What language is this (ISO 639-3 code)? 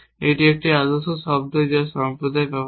ben